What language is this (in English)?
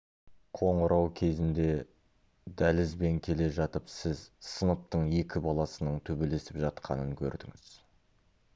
Kazakh